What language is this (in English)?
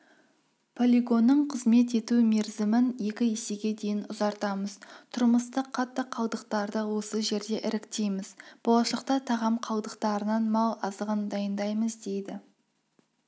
Kazakh